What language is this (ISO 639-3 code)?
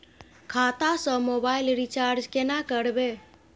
mai